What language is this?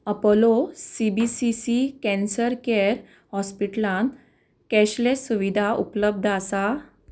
Konkani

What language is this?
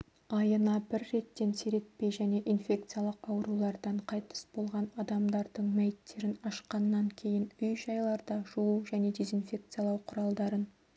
Kazakh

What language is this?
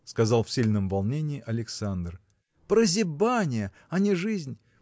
Russian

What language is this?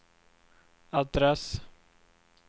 Swedish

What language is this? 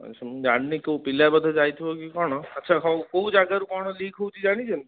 Odia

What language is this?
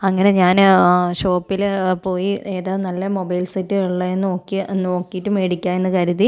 Malayalam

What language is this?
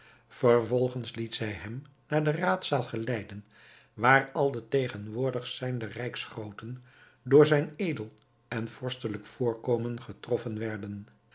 Dutch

